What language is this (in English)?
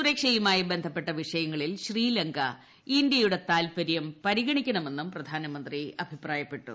Malayalam